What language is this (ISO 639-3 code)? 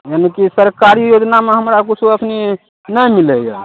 mai